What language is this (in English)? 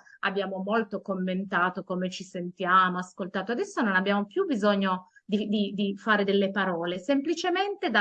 Italian